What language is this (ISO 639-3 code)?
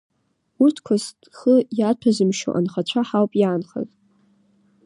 abk